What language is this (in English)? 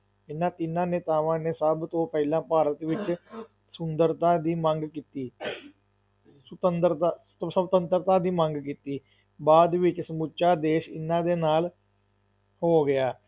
Punjabi